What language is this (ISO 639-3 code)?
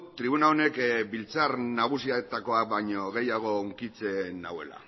eus